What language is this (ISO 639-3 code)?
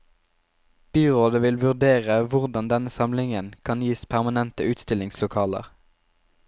nor